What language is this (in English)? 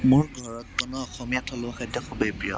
Assamese